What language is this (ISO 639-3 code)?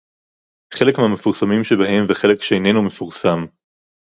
heb